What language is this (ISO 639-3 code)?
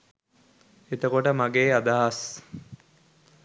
sin